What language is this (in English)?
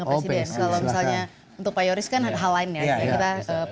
Indonesian